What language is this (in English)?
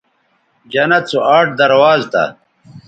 Bateri